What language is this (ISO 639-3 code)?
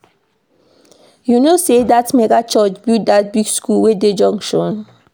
pcm